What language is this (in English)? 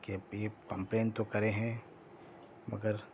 Urdu